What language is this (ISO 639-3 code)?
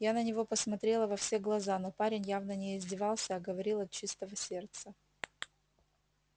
rus